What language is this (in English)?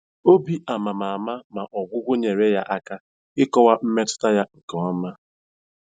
Igbo